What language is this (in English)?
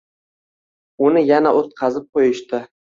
Uzbek